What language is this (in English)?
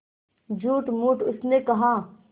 Hindi